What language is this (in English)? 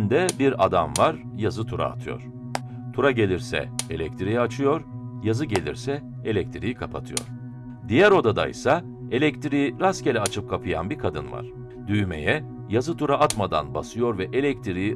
Turkish